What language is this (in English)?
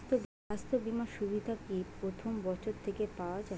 Bangla